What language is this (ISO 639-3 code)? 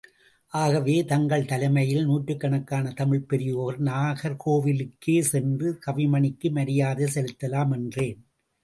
tam